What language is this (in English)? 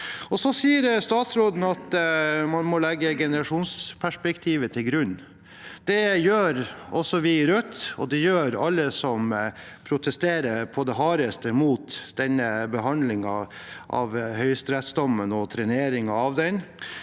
Norwegian